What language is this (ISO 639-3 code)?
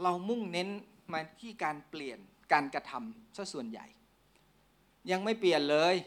tha